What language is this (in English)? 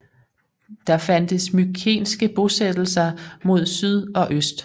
Danish